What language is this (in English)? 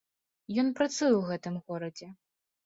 Belarusian